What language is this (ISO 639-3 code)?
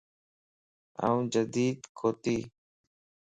lss